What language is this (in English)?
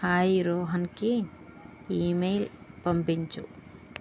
Telugu